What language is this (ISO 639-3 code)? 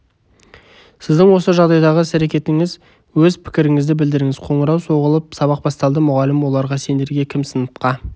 kaz